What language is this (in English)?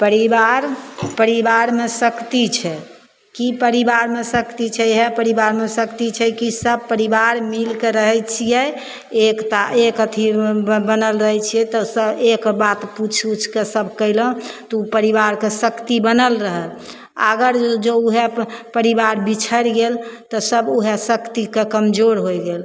Maithili